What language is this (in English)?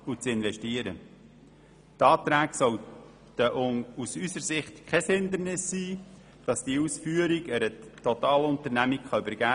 Swiss German